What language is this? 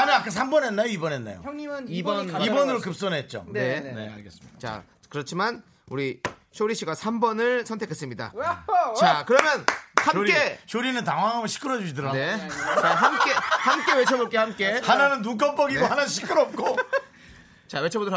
Korean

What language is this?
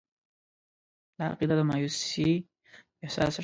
Pashto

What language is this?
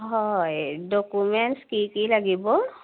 Assamese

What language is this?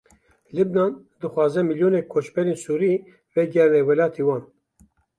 Kurdish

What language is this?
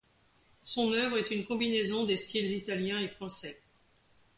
French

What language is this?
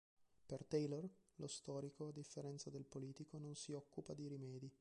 Italian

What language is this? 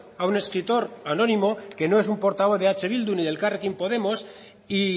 Spanish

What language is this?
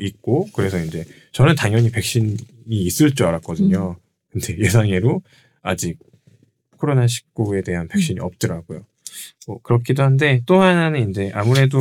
Korean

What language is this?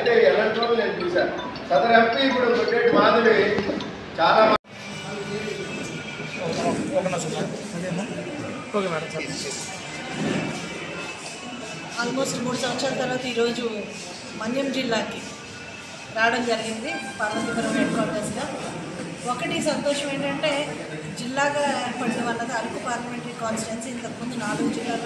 Hindi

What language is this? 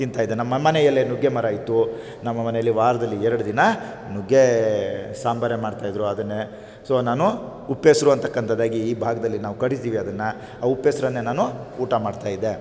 Kannada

